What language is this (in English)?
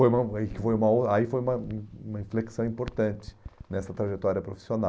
Portuguese